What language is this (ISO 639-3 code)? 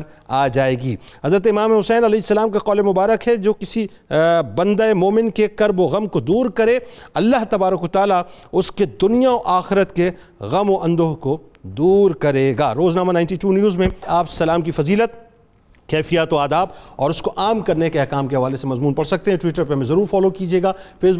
urd